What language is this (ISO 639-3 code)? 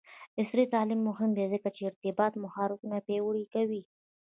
pus